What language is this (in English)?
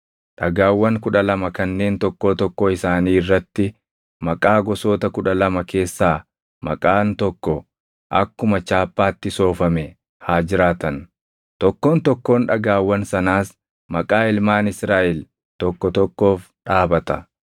Oromo